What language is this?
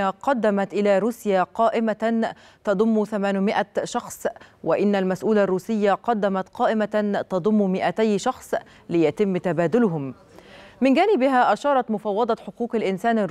Arabic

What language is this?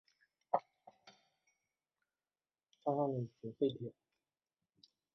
Chinese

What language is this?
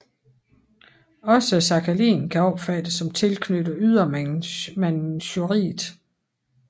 Danish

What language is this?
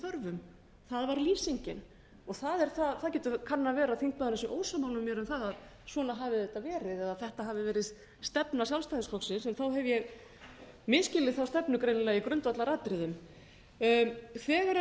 Icelandic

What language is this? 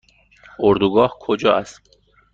Persian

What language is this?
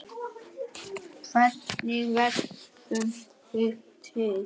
Icelandic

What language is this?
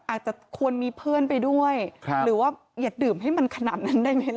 Thai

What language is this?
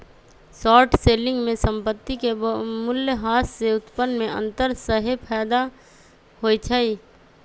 Magahi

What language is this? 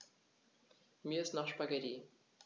German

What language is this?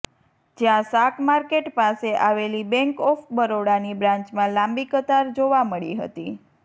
Gujarati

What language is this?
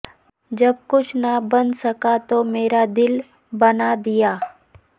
Urdu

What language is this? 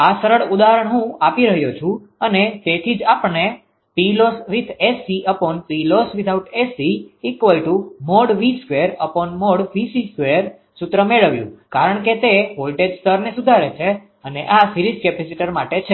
Gujarati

